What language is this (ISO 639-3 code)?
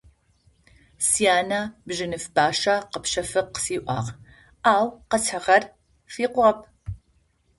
ady